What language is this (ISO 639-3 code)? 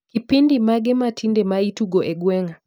luo